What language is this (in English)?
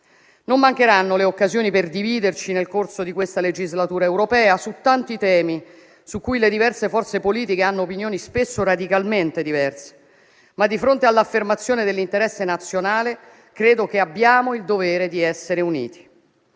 Italian